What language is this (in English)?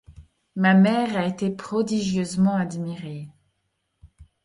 French